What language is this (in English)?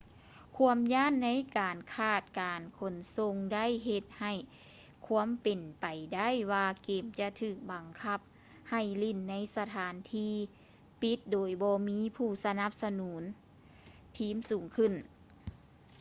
Lao